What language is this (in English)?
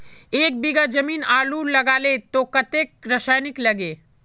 Magahi